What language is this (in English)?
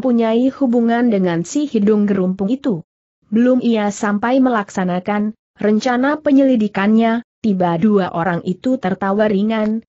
Indonesian